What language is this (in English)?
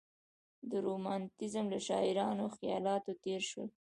Pashto